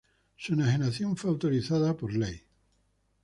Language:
Spanish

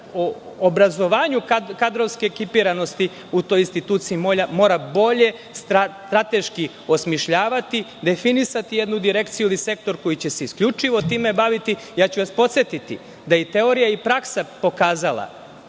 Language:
Serbian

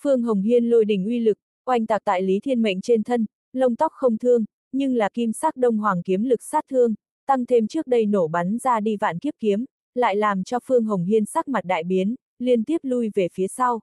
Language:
Vietnamese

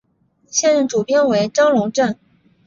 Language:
Chinese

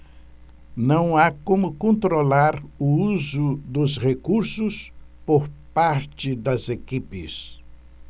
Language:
Portuguese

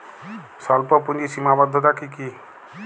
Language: Bangla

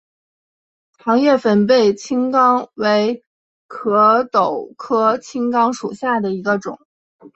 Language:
Chinese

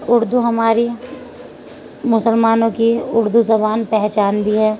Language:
Urdu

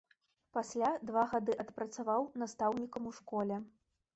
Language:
Belarusian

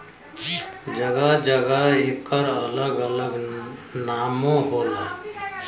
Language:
Bhojpuri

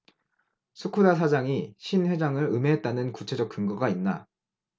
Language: Korean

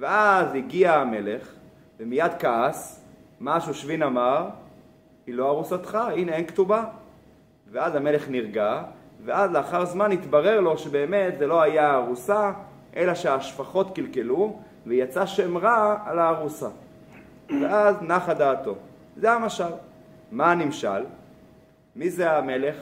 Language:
Hebrew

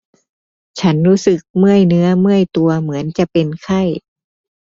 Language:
Thai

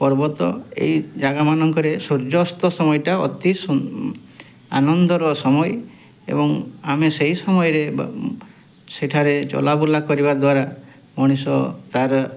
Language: Odia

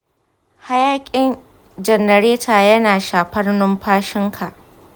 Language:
Hausa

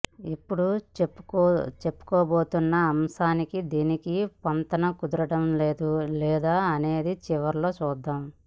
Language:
Telugu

